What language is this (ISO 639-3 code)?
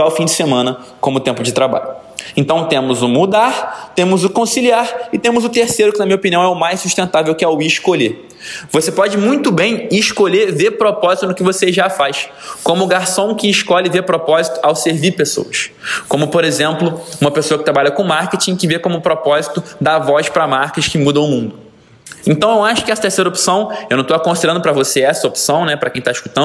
por